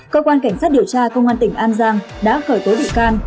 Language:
Vietnamese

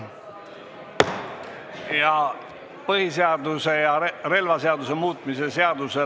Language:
Estonian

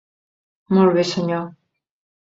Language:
Catalan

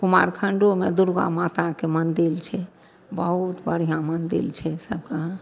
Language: Maithili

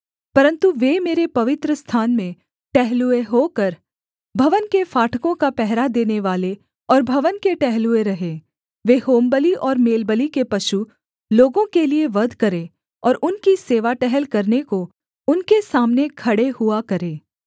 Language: Hindi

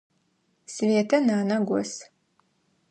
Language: Adyghe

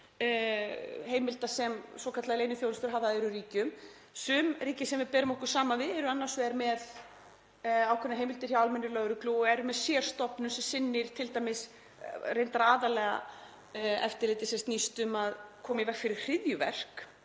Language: Icelandic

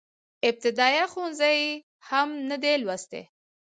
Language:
Pashto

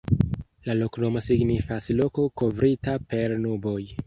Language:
Esperanto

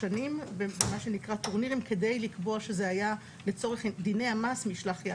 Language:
Hebrew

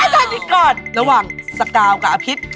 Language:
Thai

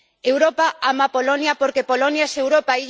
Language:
Spanish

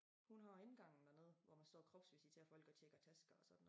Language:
Danish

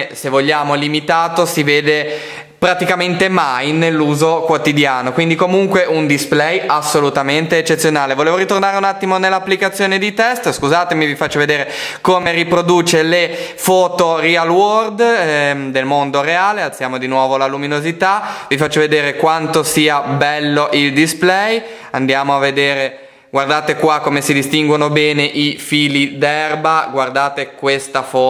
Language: Italian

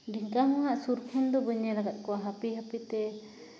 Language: Santali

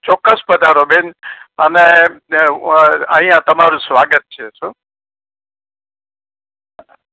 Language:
Gujarati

